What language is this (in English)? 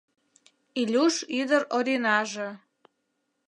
Mari